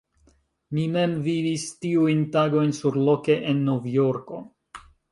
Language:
Esperanto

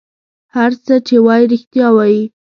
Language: Pashto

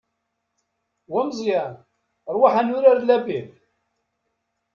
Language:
Kabyle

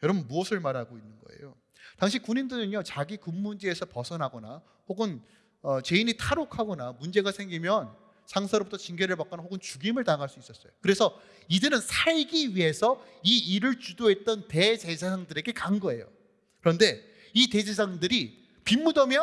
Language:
Korean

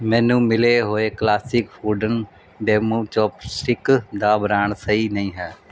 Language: Punjabi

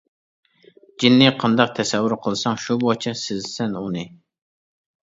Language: Uyghur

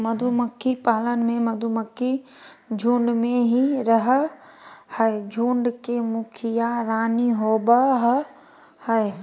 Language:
Magahi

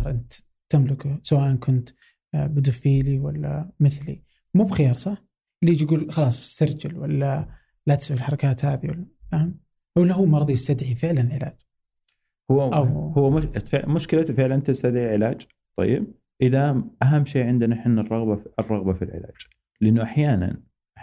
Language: Arabic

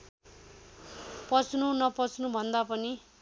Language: Nepali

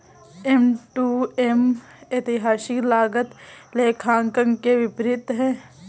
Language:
Hindi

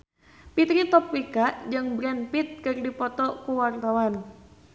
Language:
Sundanese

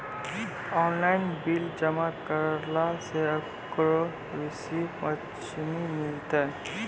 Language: Maithili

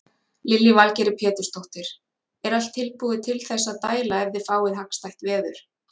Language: Icelandic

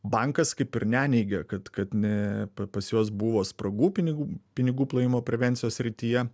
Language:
Lithuanian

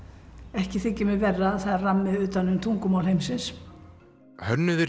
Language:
Icelandic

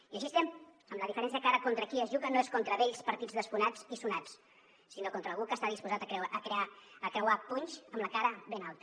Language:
Catalan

